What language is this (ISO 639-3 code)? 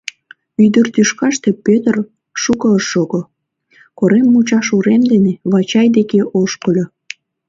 chm